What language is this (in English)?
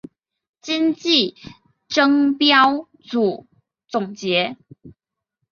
Chinese